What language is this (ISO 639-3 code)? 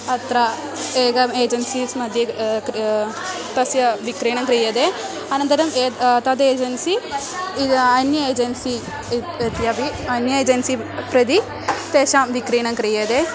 san